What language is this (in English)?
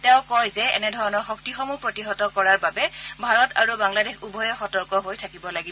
Assamese